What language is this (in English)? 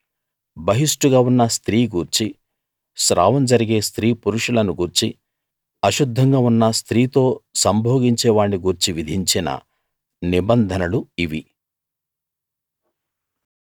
Telugu